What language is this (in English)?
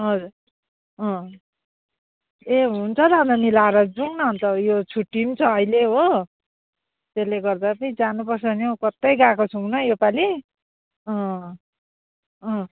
Nepali